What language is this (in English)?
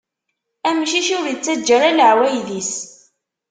Kabyle